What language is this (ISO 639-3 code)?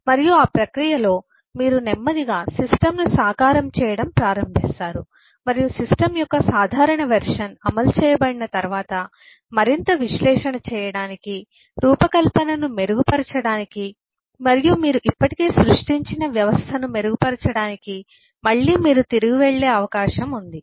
tel